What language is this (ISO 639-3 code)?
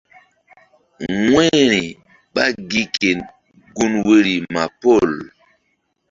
mdd